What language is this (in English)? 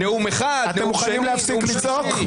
Hebrew